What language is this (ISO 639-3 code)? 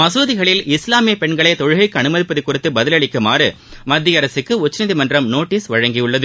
tam